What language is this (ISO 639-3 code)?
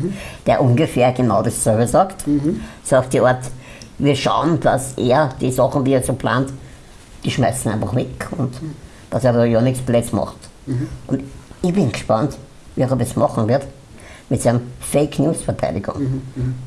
deu